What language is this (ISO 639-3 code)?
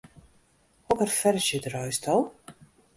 fry